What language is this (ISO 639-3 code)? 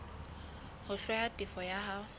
sot